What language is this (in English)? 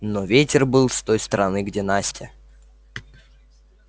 Russian